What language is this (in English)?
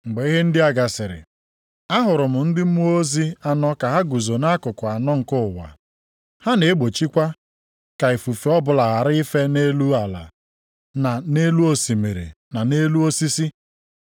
Igbo